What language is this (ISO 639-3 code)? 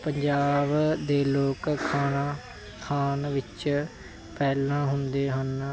pan